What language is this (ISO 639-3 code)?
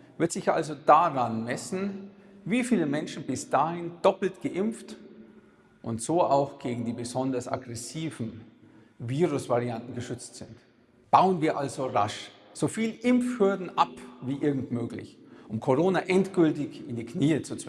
deu